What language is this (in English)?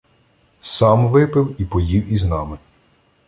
Ukrainian